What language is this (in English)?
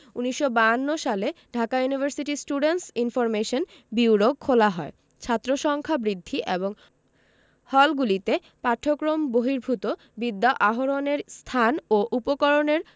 Bangla